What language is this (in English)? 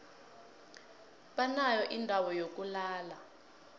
South Ndebele